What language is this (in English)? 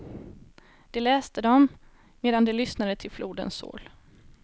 Swedish